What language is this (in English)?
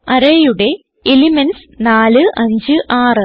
Malayalam